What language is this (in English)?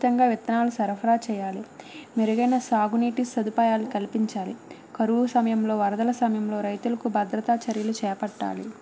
Telugu